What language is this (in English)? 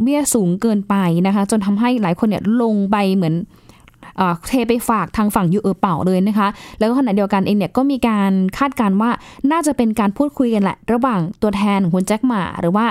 Thai